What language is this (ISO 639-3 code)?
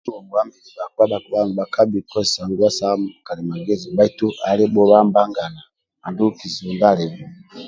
rwm